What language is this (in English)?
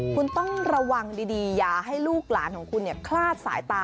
Thai